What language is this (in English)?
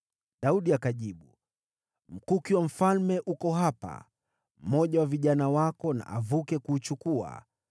Swahili